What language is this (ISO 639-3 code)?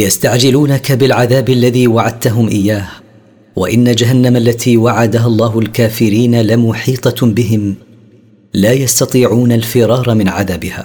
ara